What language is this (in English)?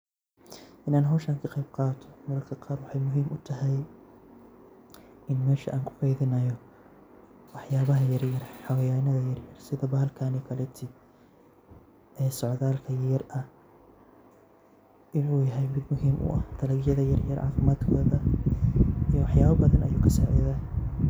Somali